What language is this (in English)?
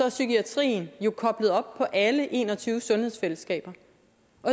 Danish